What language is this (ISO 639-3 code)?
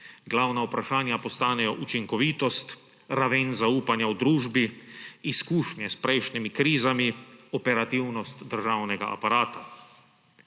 slv